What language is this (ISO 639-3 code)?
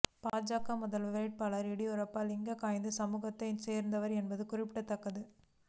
tam